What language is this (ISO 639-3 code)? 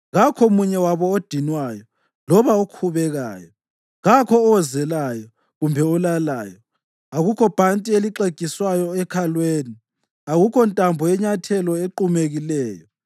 nde